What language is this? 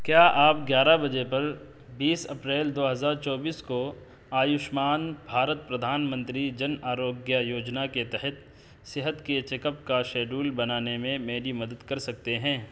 Urdu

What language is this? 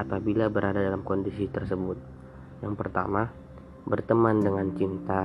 Indonesian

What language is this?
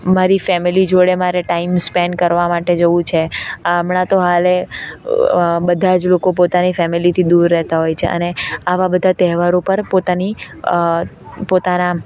Gujarati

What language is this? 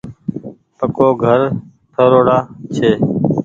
Goaria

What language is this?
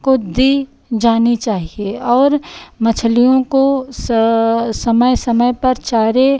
Hindi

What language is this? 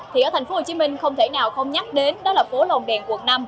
Vietnamese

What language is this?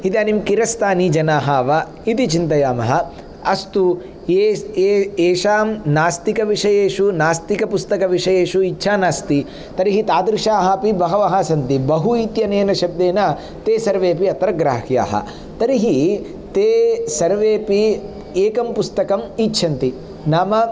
Sanskrit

